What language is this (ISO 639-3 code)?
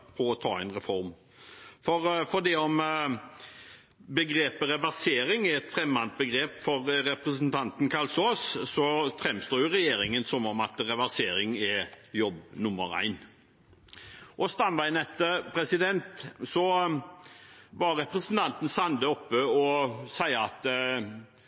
nob